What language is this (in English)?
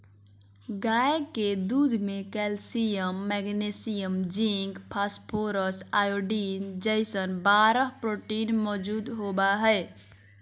Magahi